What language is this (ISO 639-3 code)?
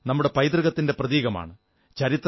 mal